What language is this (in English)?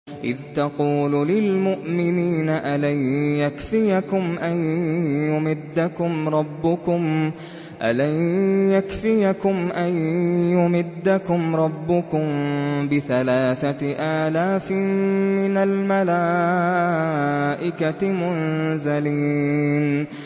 Arabic